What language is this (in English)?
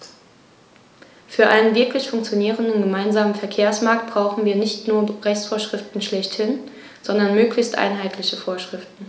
German